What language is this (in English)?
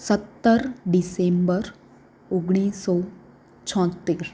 Gujarati